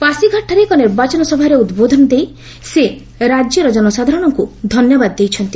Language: Odia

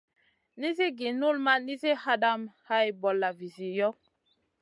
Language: Masana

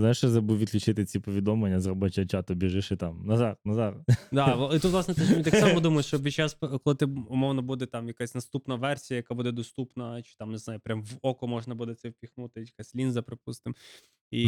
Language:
Ukrainian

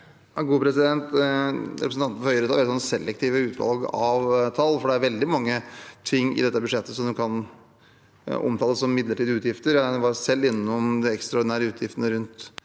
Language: Norwegian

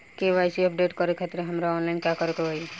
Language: Bhojpuri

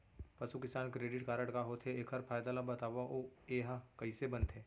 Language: Chhattisgarhi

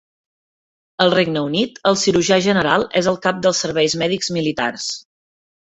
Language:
Catalan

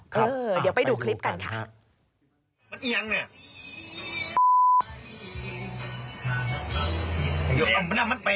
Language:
Thai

